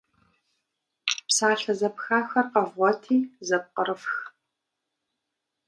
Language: Kabardian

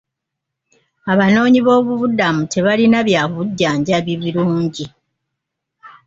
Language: Ganda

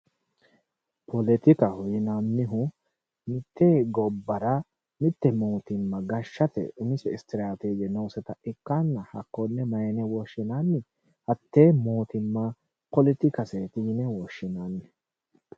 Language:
Sidamo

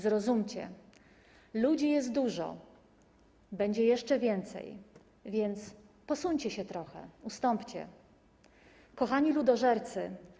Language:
Polish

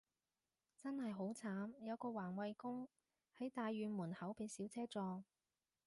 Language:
Cantonese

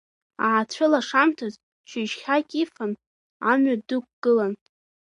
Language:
Abkhazian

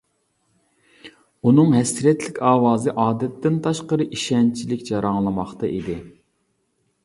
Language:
Uyghur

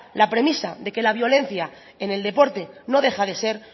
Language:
Spanish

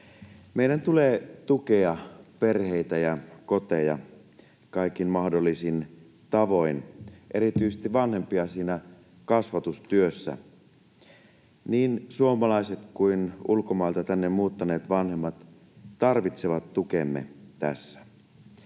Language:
Finnish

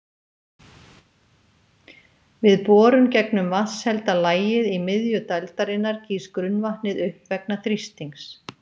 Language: Icelandic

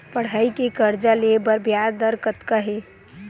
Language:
Chhattisgarhi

